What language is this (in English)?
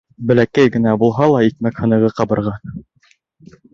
Bashkir